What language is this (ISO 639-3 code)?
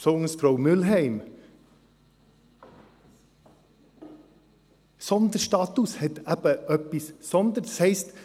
gsw